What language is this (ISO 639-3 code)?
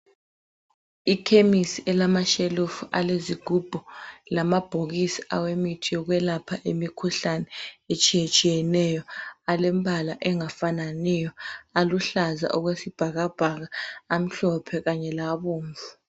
nde